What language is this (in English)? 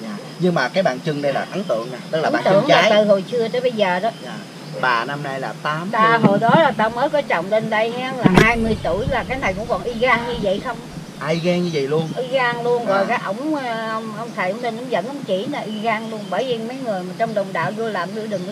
Vietnamese